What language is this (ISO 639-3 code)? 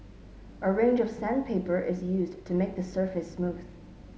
eng